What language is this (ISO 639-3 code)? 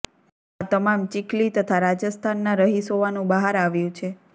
guj